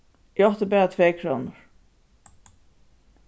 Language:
Faroese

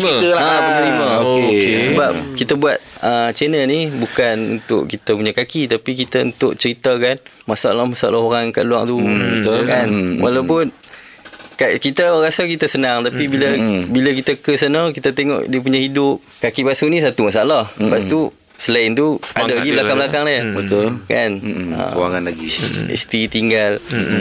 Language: Malay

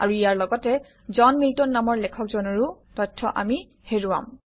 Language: Assamese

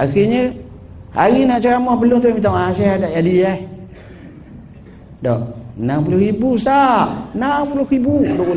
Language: Malay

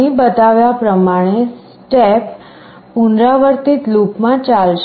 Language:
Gujarati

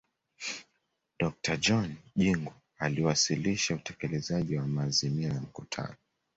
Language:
Swahili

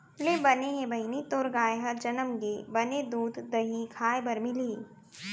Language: Chhattisgarhi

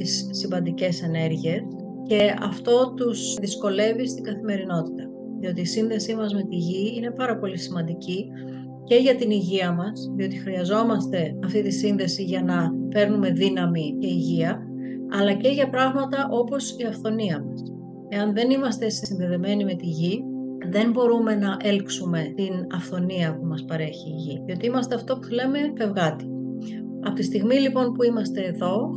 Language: Greek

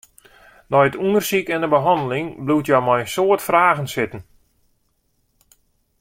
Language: Western Frisian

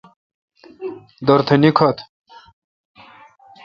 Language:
Kalkoti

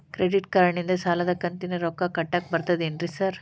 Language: Kannada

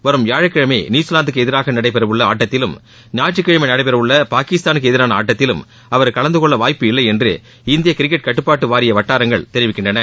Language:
Tamil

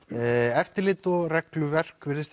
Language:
Icelandic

